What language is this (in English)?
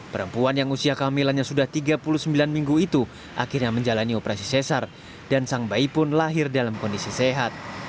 Indonesian